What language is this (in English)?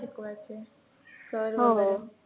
Marathi